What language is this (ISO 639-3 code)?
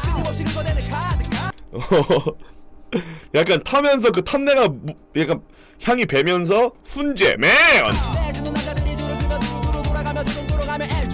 kor